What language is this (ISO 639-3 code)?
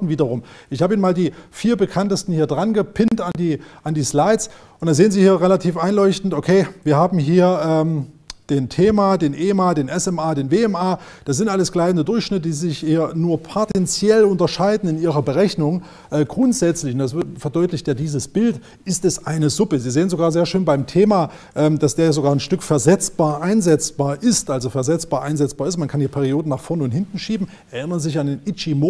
deu